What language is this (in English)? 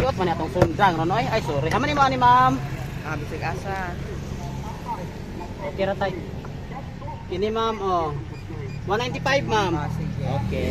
Filipino